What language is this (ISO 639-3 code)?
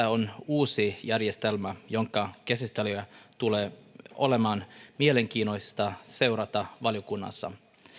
fin